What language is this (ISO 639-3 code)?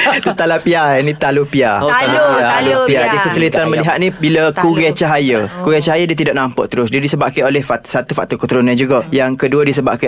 msa